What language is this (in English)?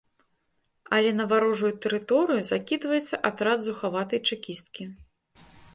Belarusian